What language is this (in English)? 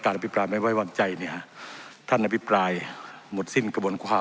Thai